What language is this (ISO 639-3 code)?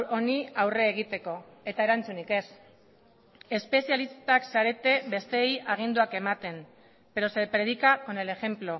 eus